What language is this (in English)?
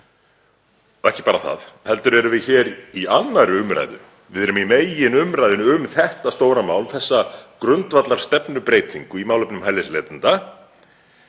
Icelandic